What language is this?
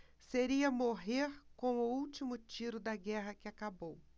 Portuguese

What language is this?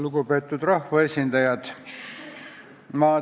Estonian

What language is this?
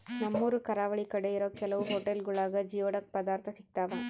Kannada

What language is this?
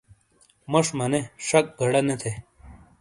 Shina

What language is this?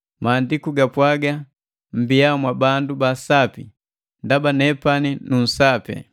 Matengo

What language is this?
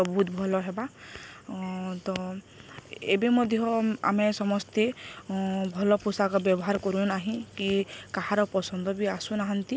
Odia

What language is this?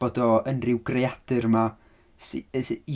Welsh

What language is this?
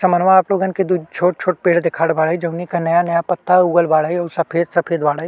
Bhojpuri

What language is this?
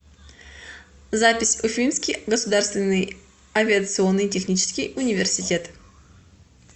Russian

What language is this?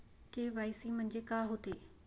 Marathi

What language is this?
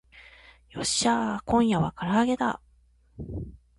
Japanese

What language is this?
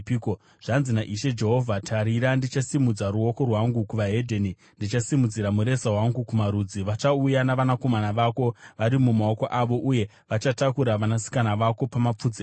Shona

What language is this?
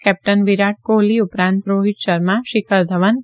Gujarati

